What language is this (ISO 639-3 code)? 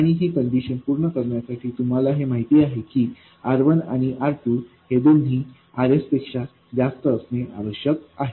mar